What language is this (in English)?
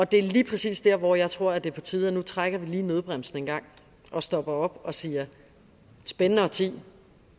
Danish